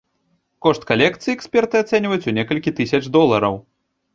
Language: Belarusian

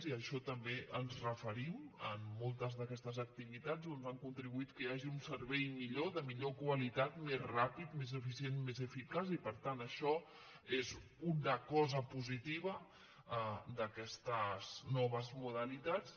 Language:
Catalan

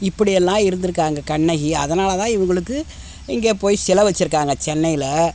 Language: Tamil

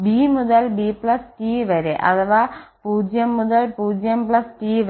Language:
Malayalam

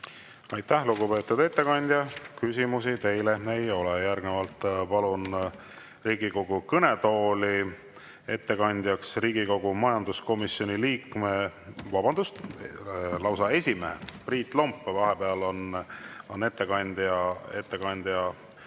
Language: Estonian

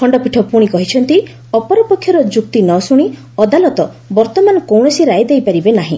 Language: Odia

